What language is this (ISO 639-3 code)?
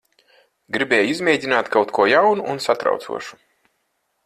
lav